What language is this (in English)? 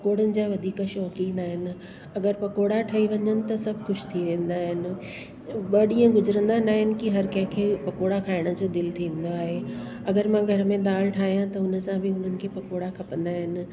Sindhi